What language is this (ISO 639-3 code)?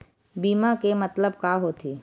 hne